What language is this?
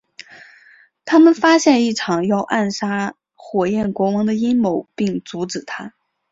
Chinese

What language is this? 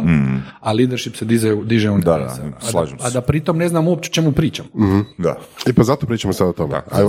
Croatian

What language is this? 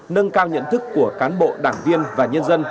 Vietnamese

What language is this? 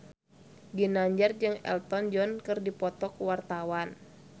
Sundanese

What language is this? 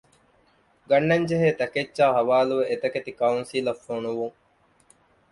Divehi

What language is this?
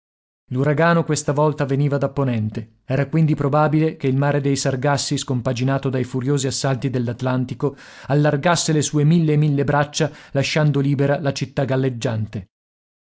Italian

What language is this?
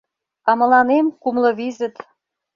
Mari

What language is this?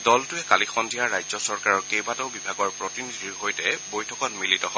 Assamese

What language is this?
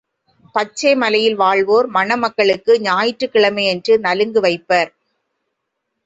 Tamil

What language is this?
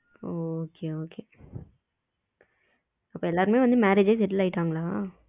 Tamil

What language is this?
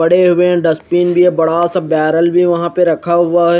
Hindi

